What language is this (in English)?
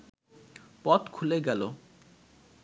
Bangla